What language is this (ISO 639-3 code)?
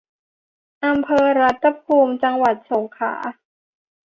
tha